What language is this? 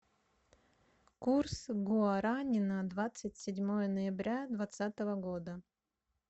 Russian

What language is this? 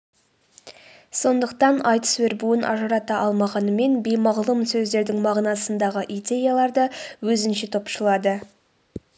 Kazakh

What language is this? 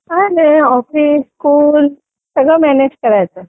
Marathi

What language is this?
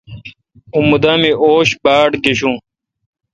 Kalkoti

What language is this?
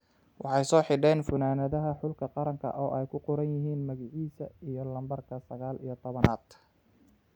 Somali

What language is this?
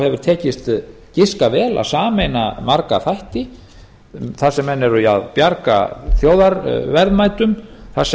Icelandic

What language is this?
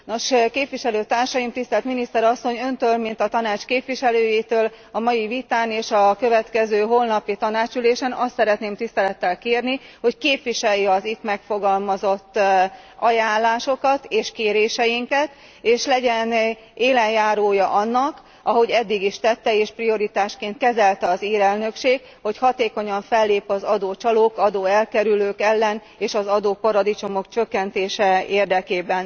Hungarian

